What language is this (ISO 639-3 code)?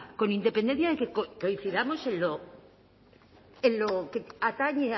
spa